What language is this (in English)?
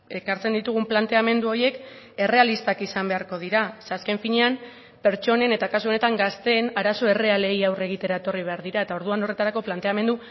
Basque